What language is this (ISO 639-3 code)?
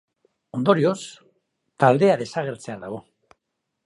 eus